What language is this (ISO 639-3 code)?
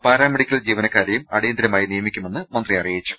mal